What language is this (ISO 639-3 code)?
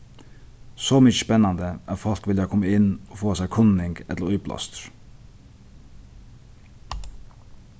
fao